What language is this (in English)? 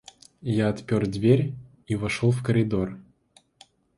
Russian